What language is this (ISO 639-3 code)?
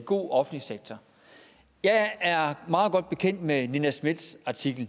dan